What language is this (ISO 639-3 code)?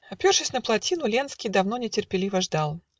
rus